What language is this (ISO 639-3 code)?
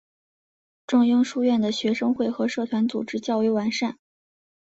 zho